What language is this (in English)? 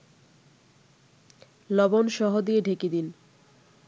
Bangla